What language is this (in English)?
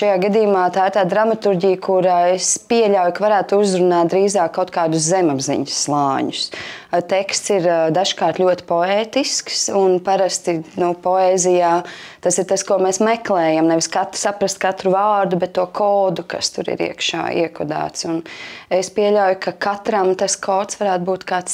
Latvian